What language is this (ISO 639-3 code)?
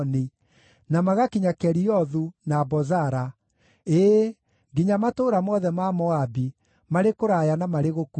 kik